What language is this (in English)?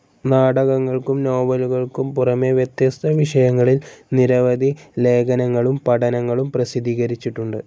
Malayalam